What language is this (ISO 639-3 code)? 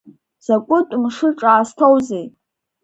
abk